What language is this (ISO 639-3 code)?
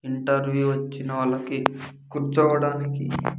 tel